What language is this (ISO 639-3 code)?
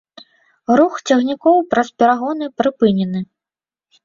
bel